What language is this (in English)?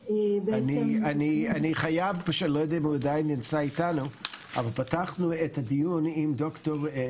Hebrew